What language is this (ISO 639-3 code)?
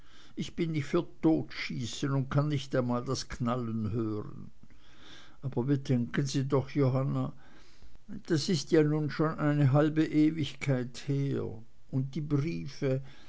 deu